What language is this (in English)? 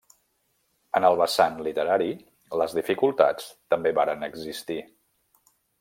Catalan